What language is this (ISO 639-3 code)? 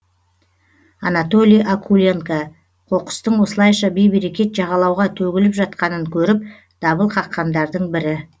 kaz